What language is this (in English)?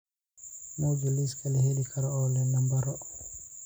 Somali